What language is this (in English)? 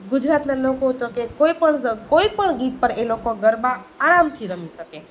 Gujarati